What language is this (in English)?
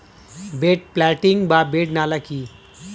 Bangla